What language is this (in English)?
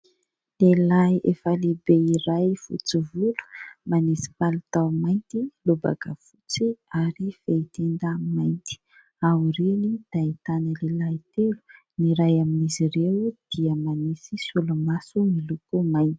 Malagasy